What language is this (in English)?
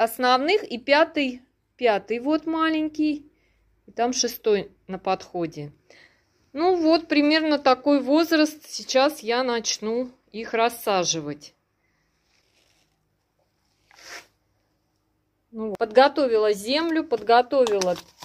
Russian